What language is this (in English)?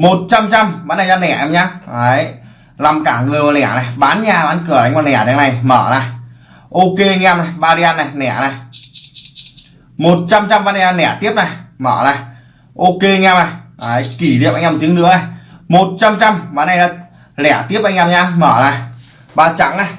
Vietnamese